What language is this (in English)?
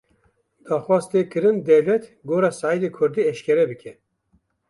Kurdish